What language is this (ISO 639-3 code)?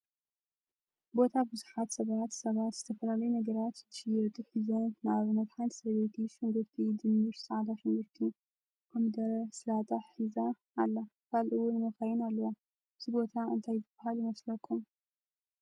tir